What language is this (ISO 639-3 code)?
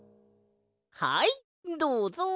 jpn